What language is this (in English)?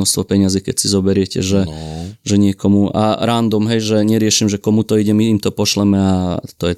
Slovak